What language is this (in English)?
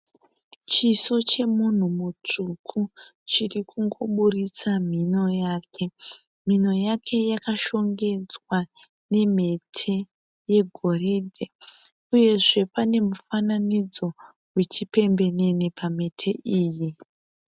Shona